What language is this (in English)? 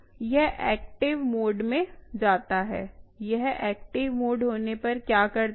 Hindi